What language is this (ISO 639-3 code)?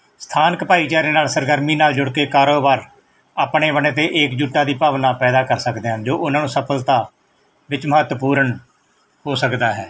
pan